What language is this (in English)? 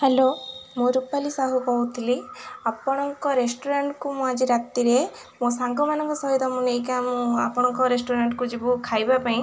Odia